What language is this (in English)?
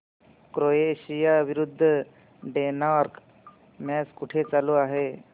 Marathi